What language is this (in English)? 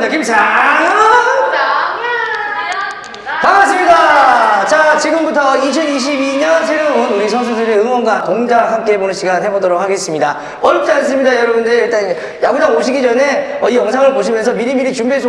Korean